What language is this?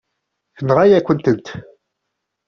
Kabyle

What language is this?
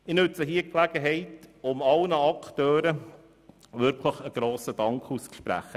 Swiss German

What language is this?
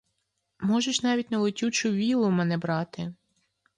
Ukrainian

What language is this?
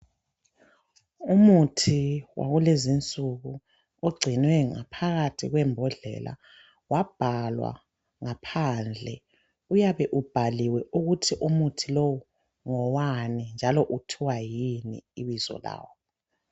North Ndebele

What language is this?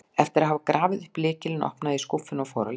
Icelandic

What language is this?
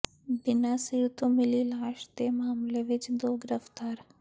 Punjabi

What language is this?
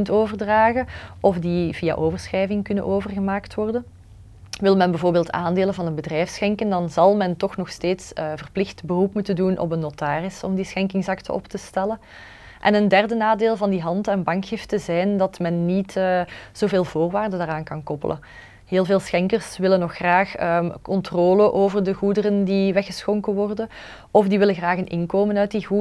Dutch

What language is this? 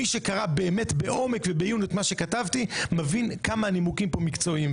Hebrew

